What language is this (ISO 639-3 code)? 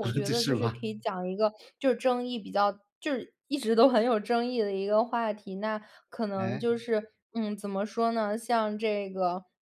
zho